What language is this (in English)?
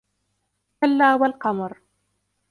Arabic